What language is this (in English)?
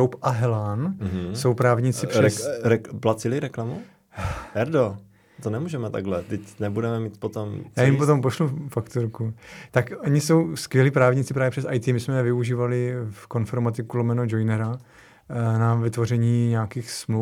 Czech